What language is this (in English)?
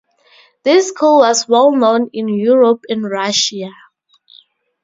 English